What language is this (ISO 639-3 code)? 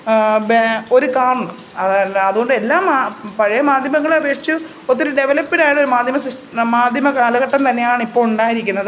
mal